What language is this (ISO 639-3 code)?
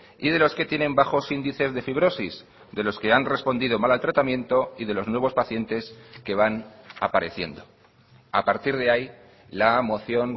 spa